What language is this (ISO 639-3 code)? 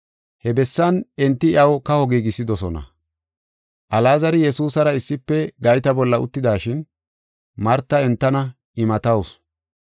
gof